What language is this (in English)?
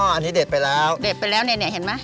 Thai